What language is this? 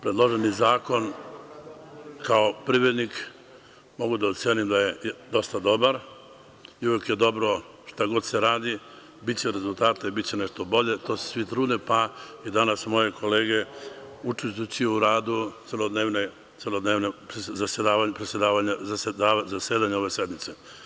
Serbian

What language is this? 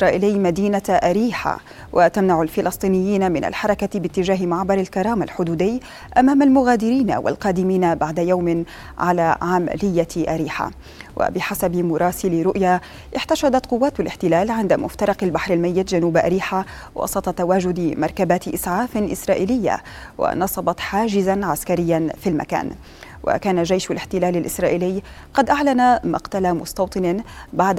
Arabic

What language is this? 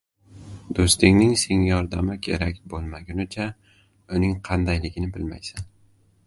Uzbek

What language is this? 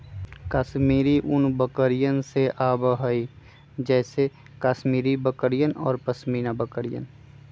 Magahi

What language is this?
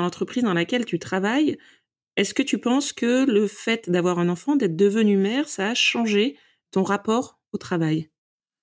French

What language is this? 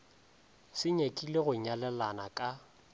Northern Sotho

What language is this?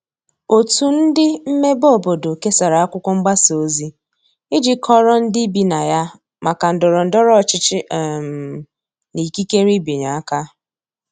Igbo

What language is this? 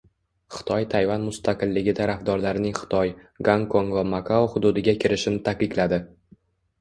Uzbek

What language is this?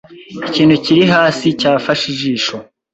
Kinyarwanda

